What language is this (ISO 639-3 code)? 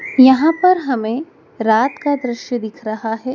hin